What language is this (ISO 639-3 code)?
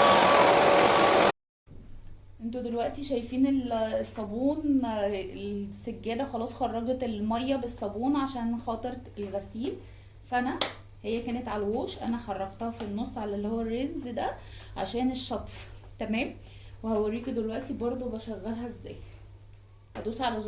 ara